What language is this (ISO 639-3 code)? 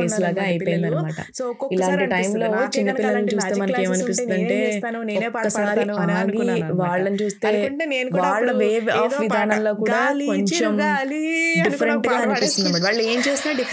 tel